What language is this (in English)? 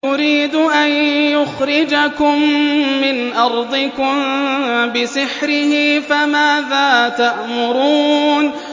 Arabic